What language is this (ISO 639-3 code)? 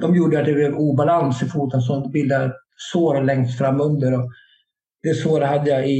swe